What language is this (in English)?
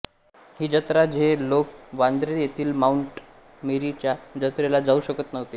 Marathi